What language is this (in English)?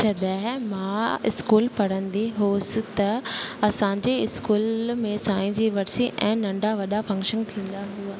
Sindhi